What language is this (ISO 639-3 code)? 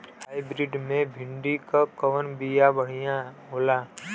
bho